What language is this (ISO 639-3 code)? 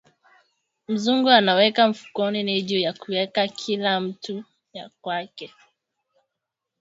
swa